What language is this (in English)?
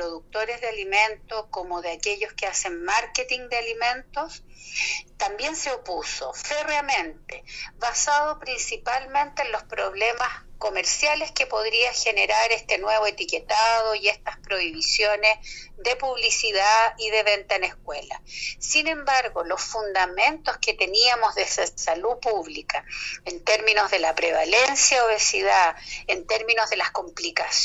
Spanish